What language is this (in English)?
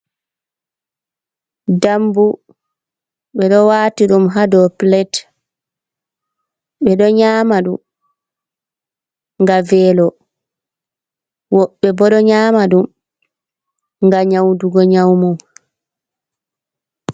Fula